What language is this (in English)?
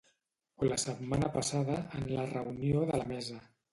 Catalan